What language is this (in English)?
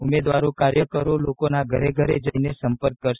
Gujarati